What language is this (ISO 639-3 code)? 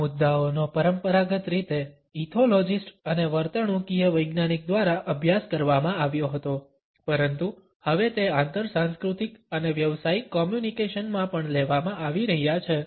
guj